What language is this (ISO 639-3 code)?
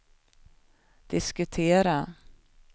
swe